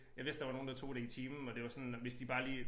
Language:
Danish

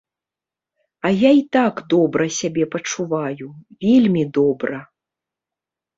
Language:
Belarusian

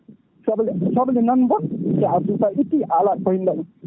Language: Fula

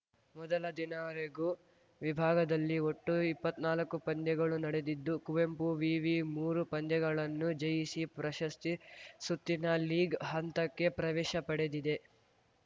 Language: Kannada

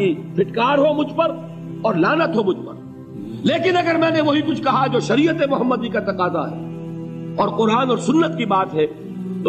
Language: Urdu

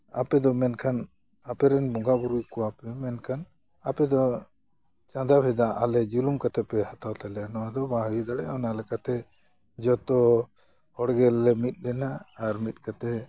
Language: Santali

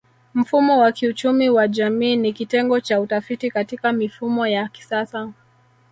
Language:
Swahili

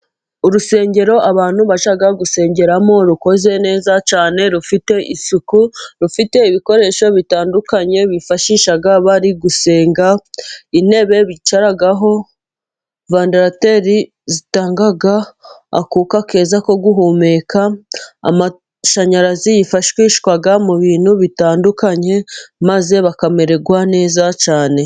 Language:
Kinyarwanda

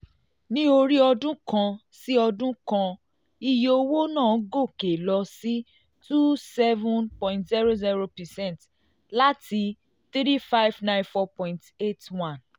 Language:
Yoruba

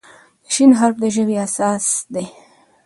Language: Pashto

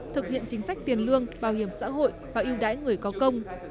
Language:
Vietnamese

